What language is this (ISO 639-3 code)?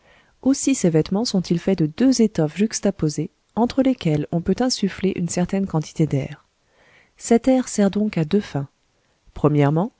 fra